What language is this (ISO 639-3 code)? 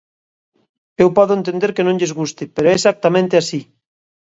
glg